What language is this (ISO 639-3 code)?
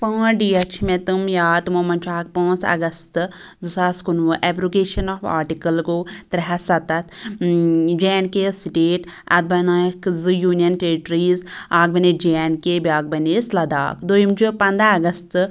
kas